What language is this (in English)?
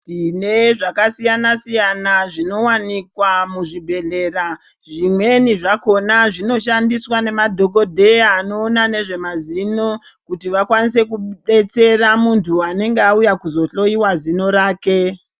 Ndau